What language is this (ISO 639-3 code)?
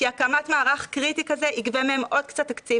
heb